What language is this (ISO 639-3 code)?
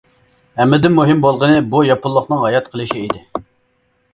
uig